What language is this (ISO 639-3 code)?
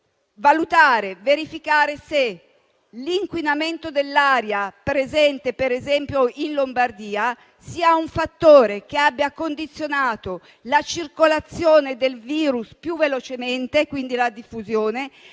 ita